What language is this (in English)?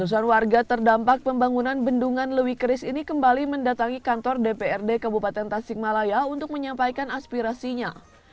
Indonesian